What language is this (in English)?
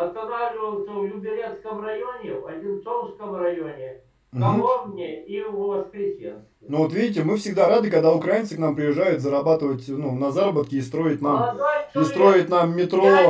Russian